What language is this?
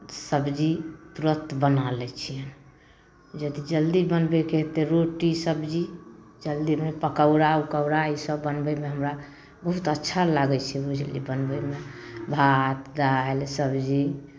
Maithili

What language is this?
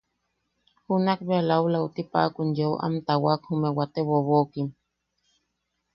Yaqui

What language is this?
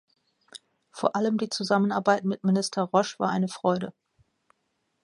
German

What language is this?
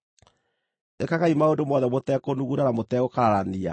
Kikuyu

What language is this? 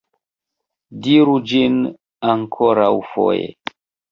Esperanto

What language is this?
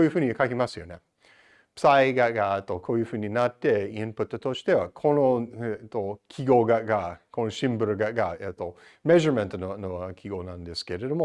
Japanese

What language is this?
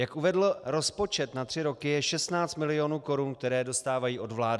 Czech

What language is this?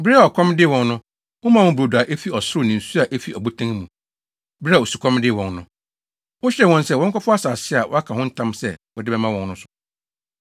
Akan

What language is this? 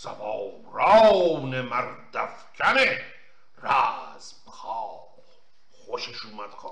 Persian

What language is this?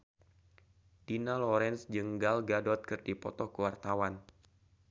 Sundanese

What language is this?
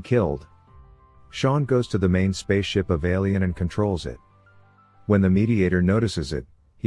English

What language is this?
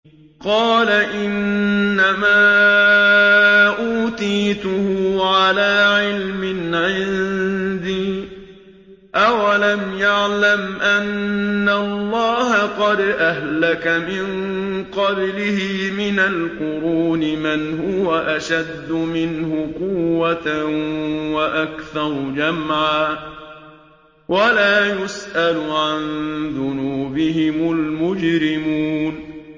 Arabic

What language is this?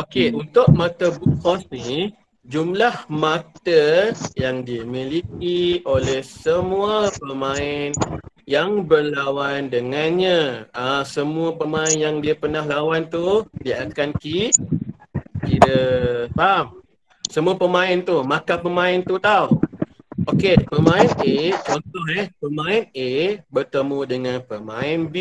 Malay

